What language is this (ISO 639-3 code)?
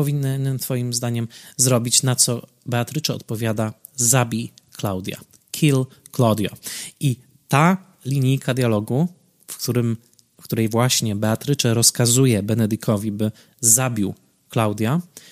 pol